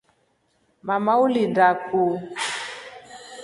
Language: Rombo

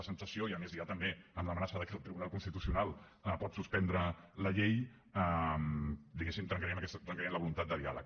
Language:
Catalan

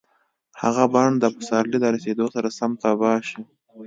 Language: Pashto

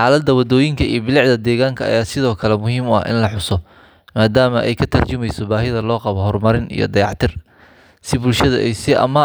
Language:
Somali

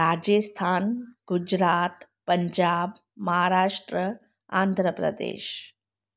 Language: Sindhi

